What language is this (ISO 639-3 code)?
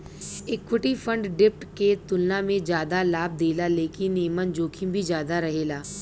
bho